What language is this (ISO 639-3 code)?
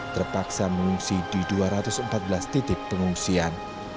ind